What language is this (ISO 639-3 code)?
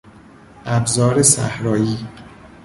fas